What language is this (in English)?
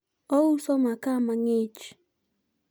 Luo (Kenya and Tanzania)